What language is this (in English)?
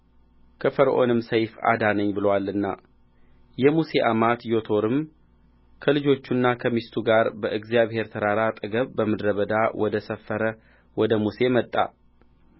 Amharic